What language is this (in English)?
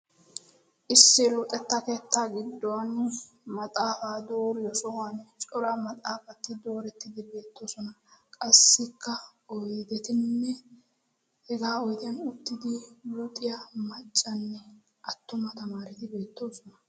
Wolaytta